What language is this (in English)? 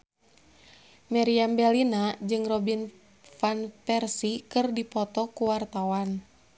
Sundanese